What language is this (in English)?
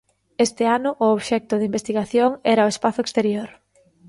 Galician